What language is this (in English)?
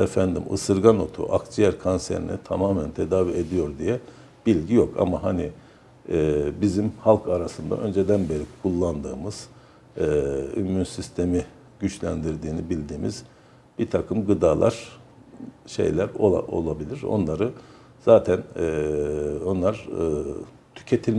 Turkish